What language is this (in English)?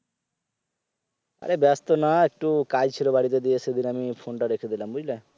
Bangla